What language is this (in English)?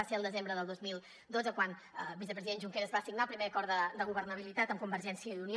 Catalan